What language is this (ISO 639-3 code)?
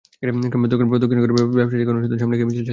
ben